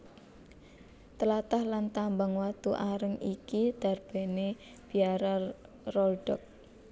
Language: Javanese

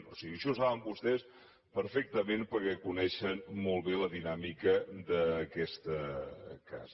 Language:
Catalan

